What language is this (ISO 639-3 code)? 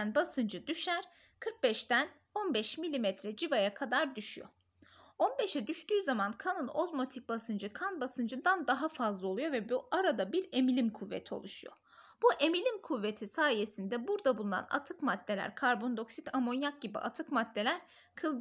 tur